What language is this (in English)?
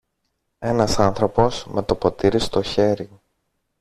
Greek